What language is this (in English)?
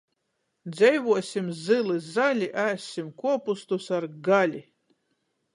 Latgalian